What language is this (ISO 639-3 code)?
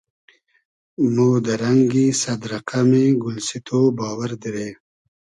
haz